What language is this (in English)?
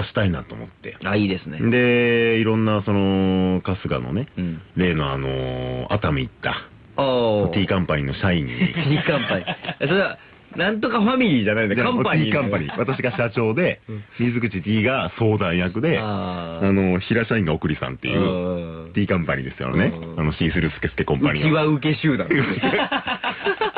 Japanese